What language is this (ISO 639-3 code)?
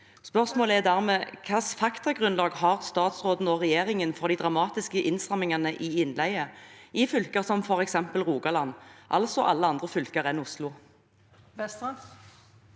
nor